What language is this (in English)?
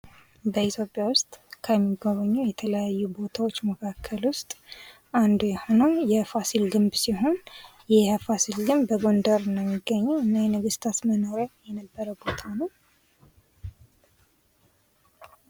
Amharic